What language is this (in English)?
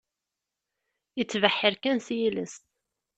Kabyle